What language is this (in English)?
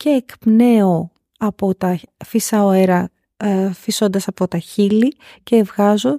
Greek